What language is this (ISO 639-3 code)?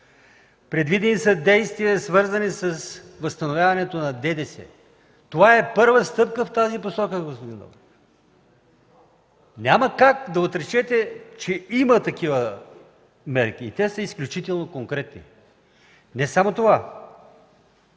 bul